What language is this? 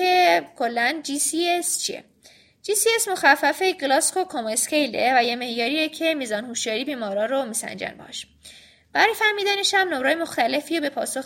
Persian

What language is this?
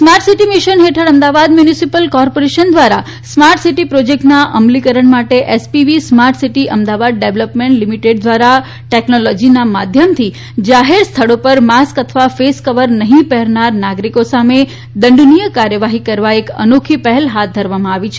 Gujarati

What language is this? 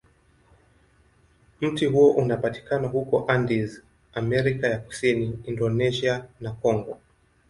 Swahili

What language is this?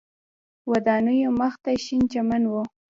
Pashto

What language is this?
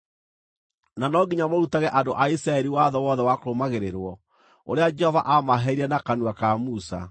Kikuyu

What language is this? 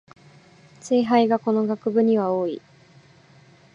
Japanese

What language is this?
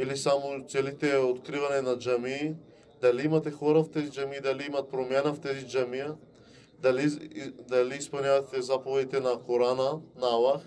Bulgarian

